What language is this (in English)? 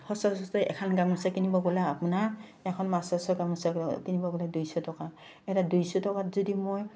Assamese